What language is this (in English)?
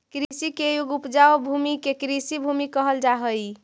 Magahi